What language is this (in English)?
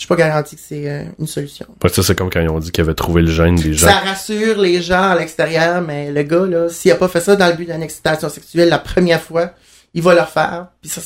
French